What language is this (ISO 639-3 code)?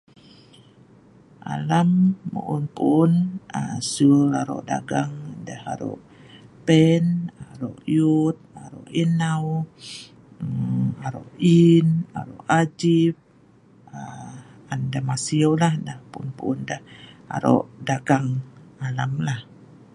snv